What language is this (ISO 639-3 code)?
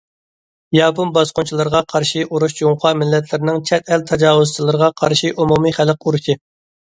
uig